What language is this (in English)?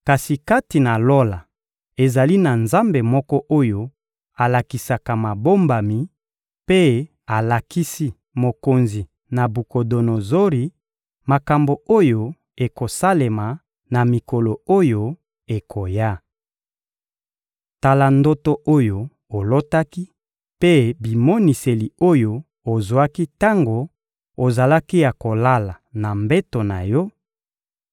Lingala